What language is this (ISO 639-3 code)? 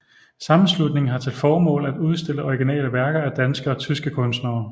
dan